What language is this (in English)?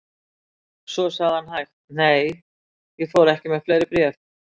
Icelandic